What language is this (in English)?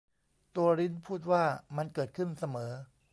Thai